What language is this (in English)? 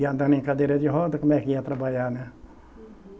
Portuguese